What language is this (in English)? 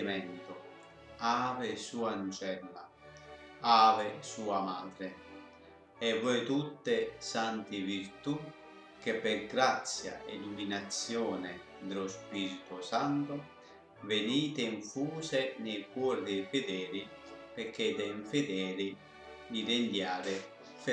Italian